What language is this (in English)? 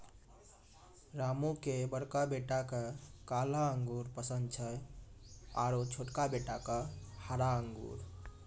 Maithili